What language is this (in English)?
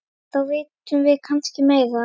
Icelandic